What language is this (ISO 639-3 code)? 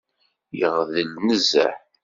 kab